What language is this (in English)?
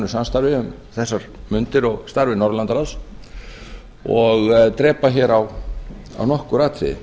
Icelandic